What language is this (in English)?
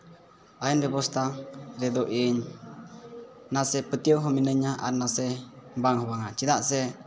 Santali